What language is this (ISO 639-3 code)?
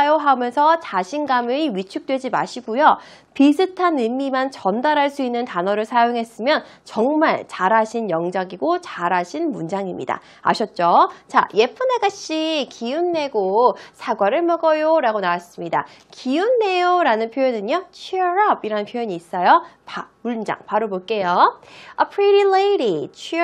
kor